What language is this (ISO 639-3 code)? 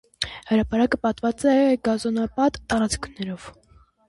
hye